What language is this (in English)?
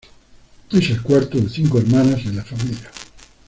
Spanish